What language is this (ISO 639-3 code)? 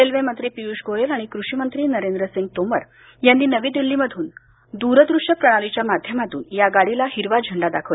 mar